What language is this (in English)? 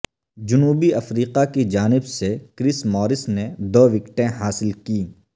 Urdu